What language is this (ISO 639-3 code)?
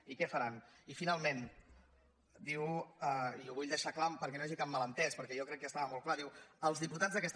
cat